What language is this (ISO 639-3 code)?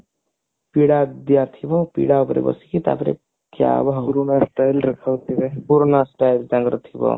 ori